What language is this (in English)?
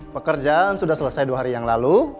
Indonesian